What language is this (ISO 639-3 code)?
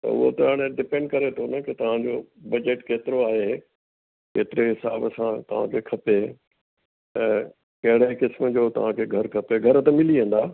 snd